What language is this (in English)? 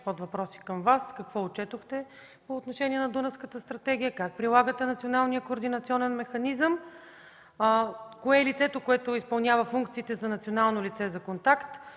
Bulgarian